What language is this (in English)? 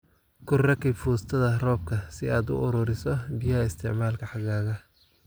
Somali